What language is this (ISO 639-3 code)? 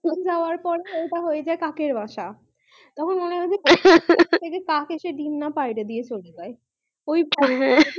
ben